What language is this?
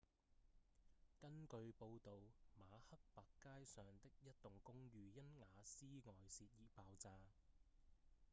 Cantonese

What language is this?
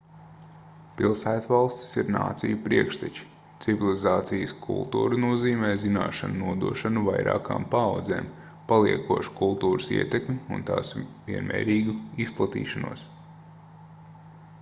Latvian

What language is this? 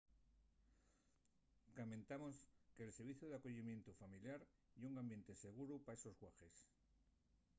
Asturian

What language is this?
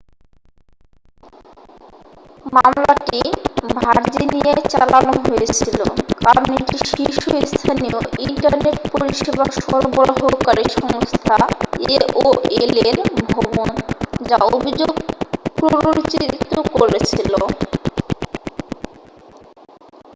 Bangla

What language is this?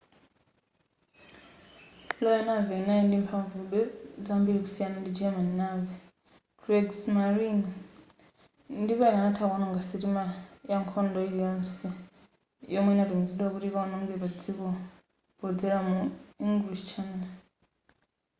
Nyanja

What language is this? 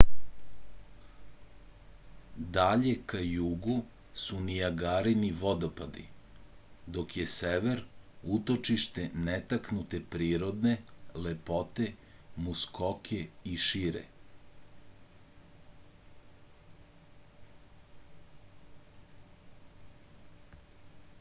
Serbian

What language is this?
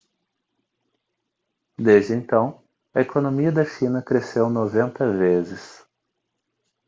Portuguese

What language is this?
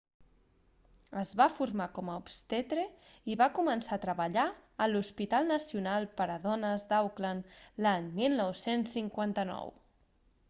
Catalan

